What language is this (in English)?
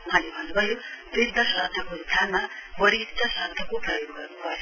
Nepali